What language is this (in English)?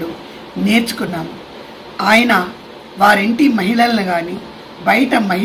Hindi